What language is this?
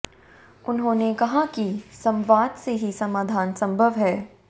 Hindi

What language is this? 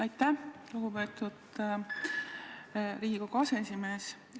Estonian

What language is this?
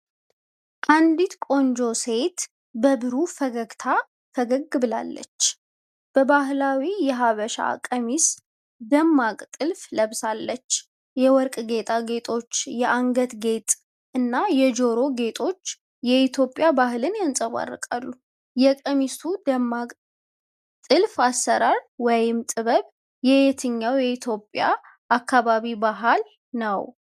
Amharic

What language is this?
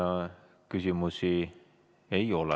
Estonian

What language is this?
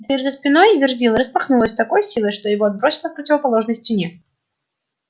Russian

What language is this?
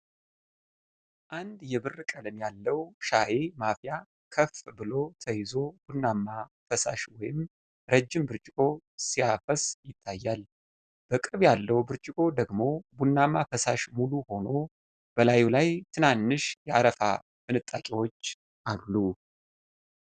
Amharic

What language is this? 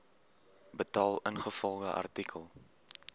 Afrikaans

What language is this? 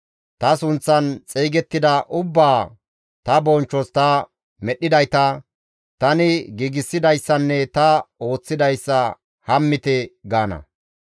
Gamo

